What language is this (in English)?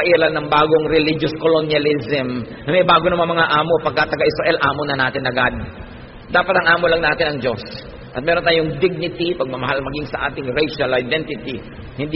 Filipino